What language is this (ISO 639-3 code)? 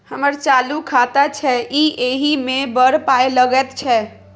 mai